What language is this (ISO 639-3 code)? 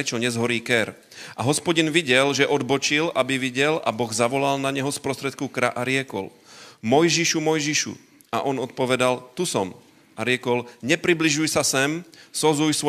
slk